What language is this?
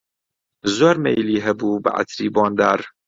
Central Kurdish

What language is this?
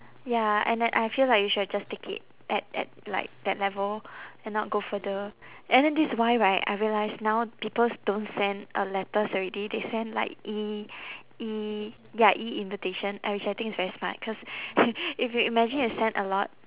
English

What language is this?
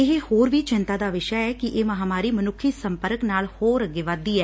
Punjabi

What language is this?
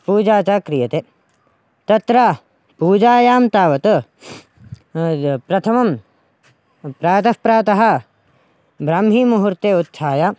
Sanskrit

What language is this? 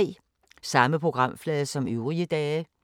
Danish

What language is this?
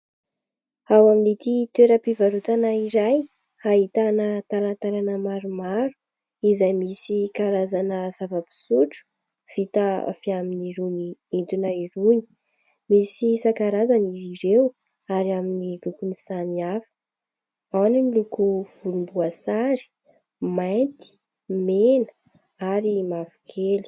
Malagasy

